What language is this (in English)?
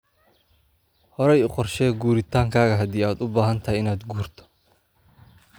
Somali